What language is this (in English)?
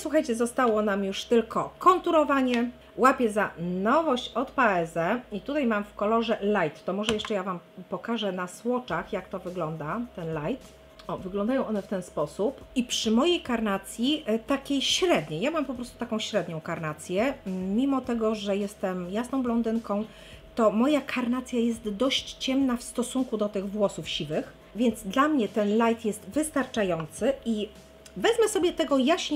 Polish